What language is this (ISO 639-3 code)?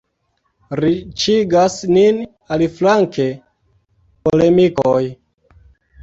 epo